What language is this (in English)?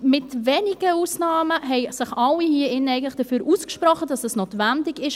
Swiss German